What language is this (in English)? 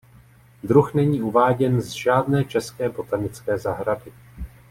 Czech